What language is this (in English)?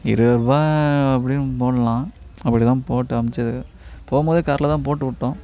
Tamil